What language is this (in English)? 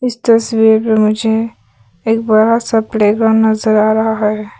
Hindi